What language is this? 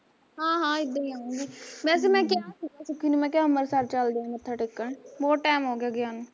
Punjabi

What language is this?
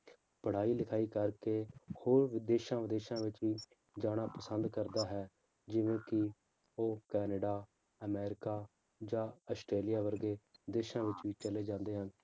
Punjabi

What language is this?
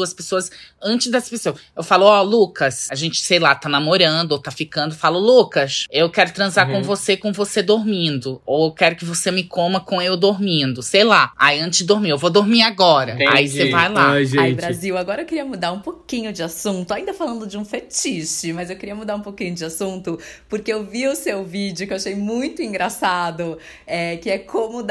Portuguese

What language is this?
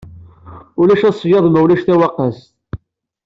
Kabyle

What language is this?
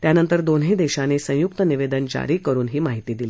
Marathi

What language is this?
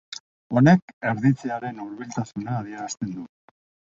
Basque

